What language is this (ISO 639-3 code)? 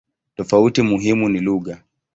swa